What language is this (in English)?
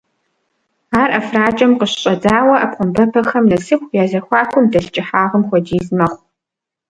Kabardian